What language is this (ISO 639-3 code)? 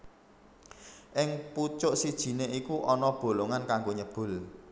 jav